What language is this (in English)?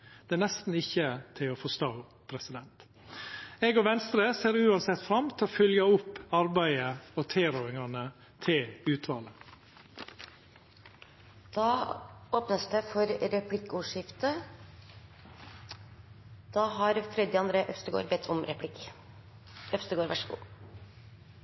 Norwegian